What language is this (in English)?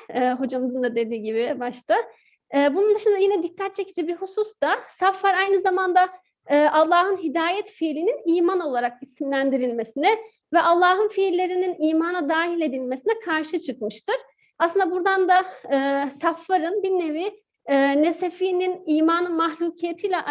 Turkish